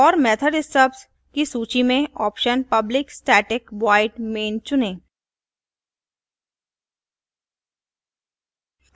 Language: Hindi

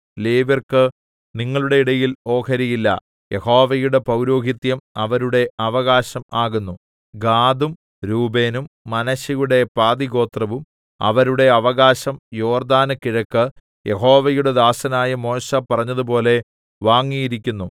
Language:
Malayalam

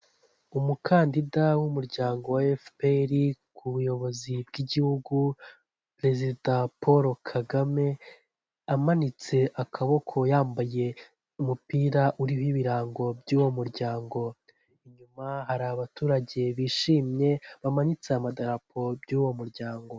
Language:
Kinyarwanda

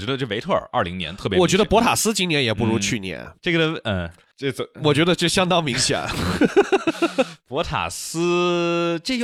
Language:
Chinese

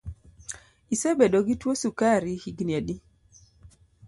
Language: Luo (Kenya and Tanzania)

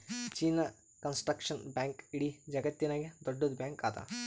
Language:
Kannada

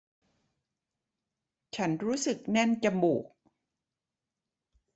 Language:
Thai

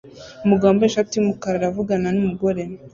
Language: Kinyarwanda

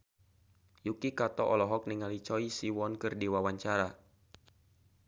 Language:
Sundanese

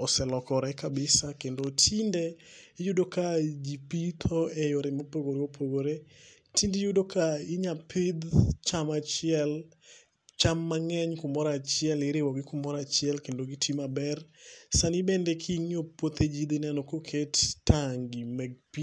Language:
Luo (Kenya and Tanzania)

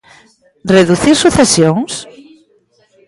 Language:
Galician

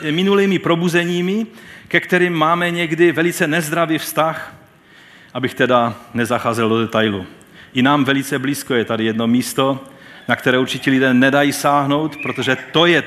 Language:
Czech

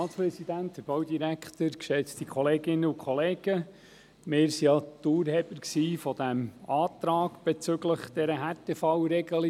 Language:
Swiss German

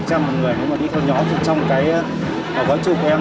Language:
Vietnamese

